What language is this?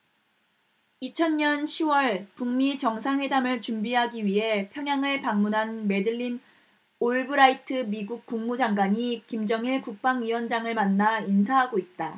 Korean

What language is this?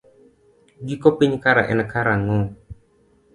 Luo (Kenya and Tanzania)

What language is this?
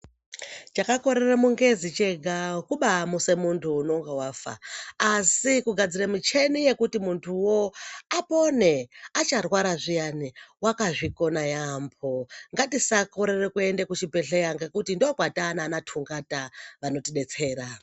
Ndau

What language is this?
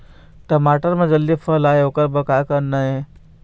Chhattisgarhi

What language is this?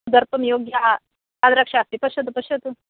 Sanskrit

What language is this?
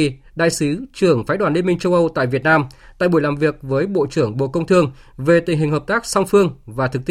Vietnamese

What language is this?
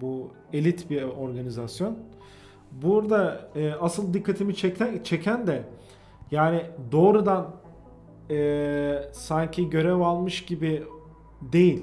Turkish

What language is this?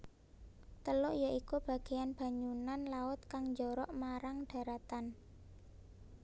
Javanese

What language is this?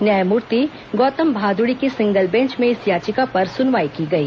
Hindi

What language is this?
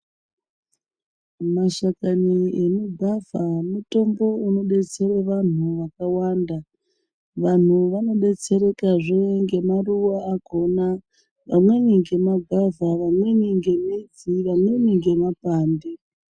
Ndau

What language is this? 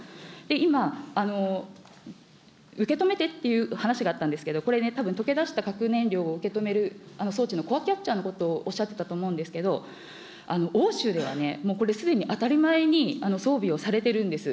Japanese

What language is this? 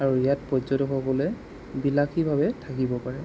Assamese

